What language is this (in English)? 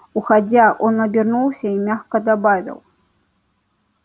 Russian